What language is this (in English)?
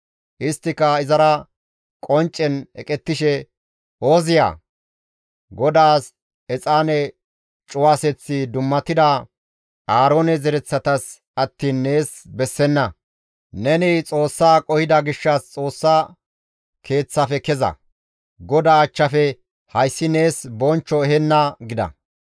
Gamo